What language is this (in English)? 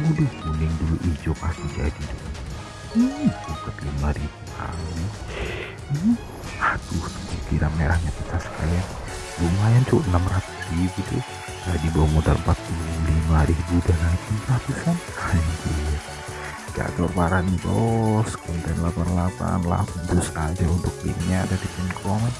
Indonesian